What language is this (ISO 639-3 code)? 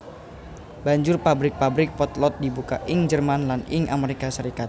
jav